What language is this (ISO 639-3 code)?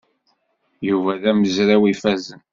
kab